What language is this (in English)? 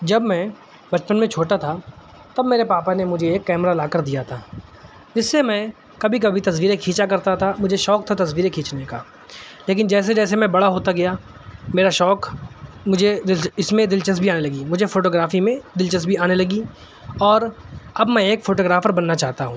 Urdu